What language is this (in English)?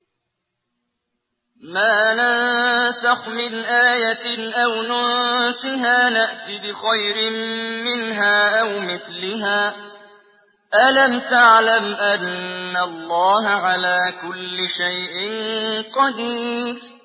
Arabic